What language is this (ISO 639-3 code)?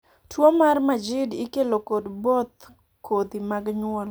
luo